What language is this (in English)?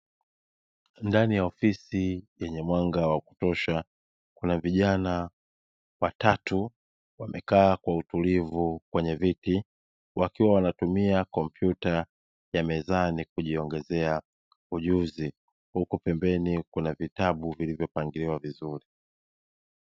Swahili